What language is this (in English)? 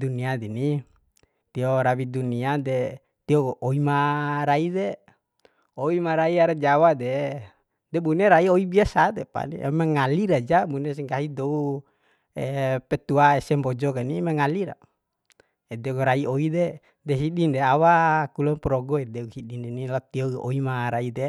Bima